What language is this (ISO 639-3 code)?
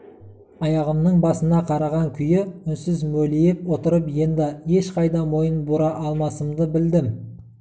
kaz